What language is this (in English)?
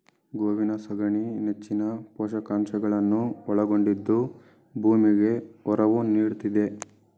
Kannada